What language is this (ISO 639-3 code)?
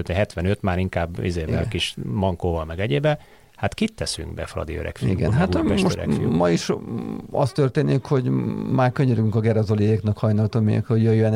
hun